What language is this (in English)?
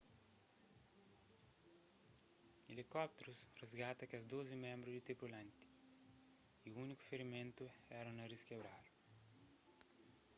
Kabuverdianu